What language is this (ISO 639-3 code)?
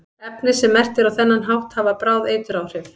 isl